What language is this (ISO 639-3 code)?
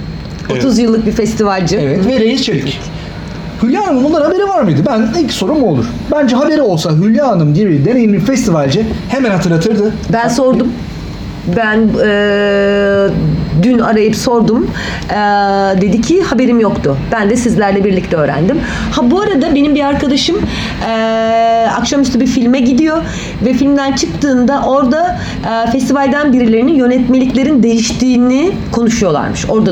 tur